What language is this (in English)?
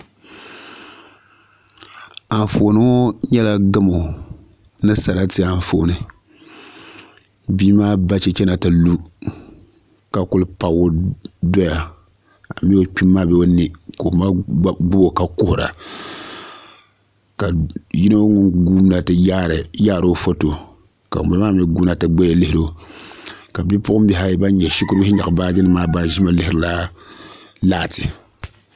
Dagbani